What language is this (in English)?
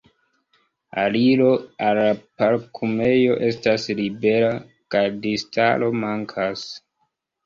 Esperanto